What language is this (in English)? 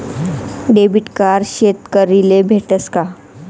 Marathi